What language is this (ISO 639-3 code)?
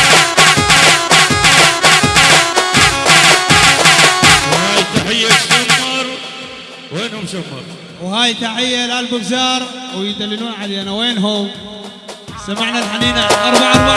ara